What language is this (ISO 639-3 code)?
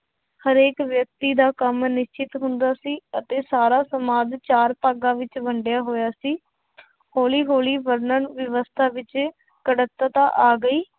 pan